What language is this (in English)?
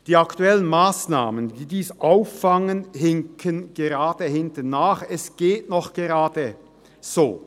Swiss German